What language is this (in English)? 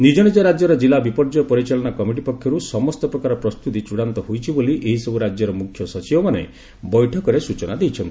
Odia